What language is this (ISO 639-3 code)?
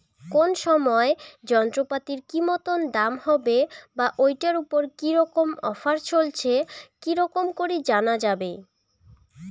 ben